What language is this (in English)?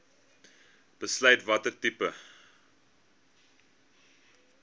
Afrikaans